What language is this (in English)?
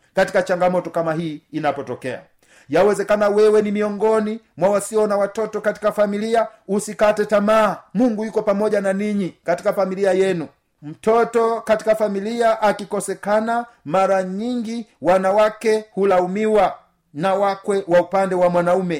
Swahili